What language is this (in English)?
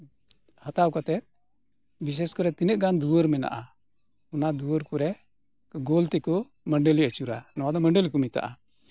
Santali